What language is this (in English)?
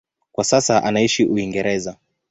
Swahili